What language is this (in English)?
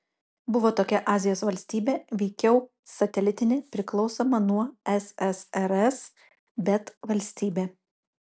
Lithuanian